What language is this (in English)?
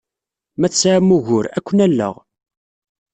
Kabyle